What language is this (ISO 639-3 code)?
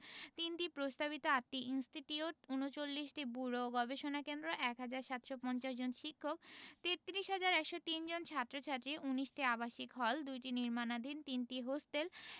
ben